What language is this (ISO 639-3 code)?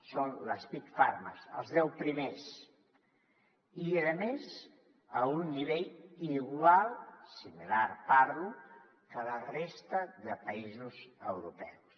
cat